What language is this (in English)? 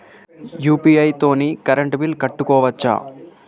Telugu